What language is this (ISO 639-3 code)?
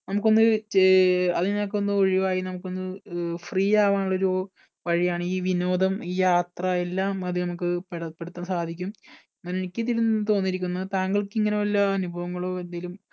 mal